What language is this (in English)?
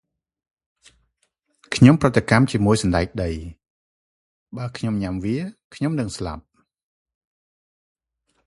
Khmer